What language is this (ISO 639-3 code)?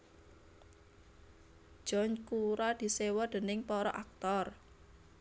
jav